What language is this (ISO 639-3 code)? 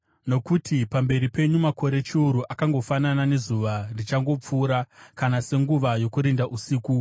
sna